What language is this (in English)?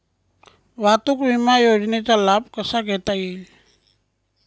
Marathi